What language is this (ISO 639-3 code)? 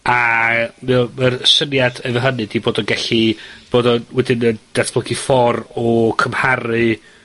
cym